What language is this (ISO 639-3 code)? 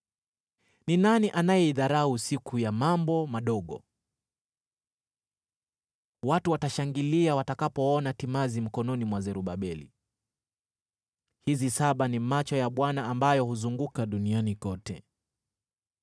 swa